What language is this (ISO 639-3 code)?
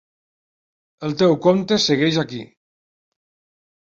cat